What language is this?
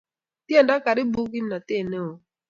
Kalenjin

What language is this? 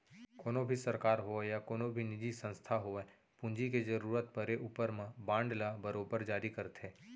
Chhattisgarhi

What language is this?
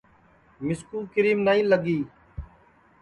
Sansi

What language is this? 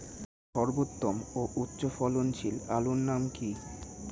Bangla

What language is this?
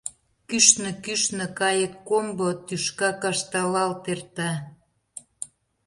Mari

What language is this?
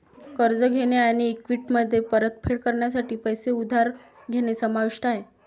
Marathi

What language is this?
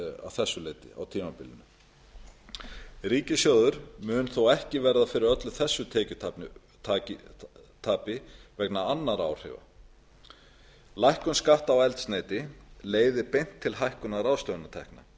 Icelandic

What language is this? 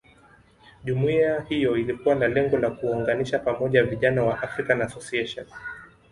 Swahili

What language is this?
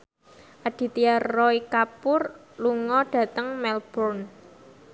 Javanese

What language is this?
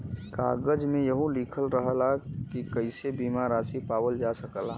Bhojpuri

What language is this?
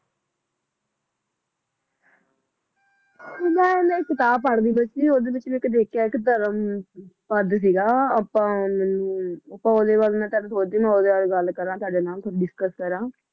Punjabi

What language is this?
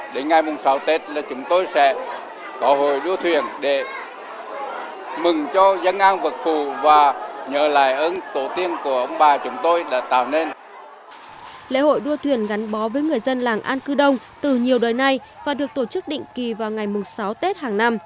Vietnamese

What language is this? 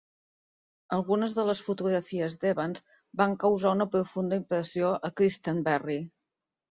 Catalan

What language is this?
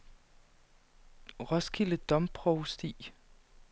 Danish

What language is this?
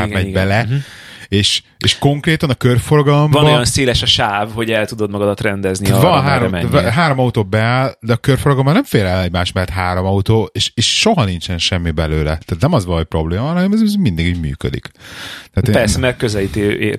Hungarian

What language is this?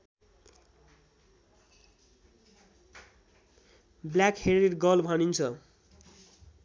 Nepali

